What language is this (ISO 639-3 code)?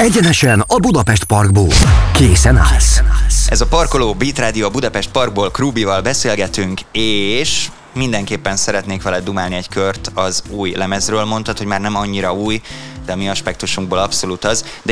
hun